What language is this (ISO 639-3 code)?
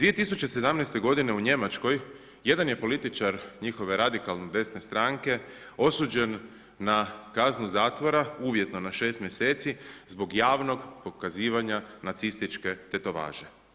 hrv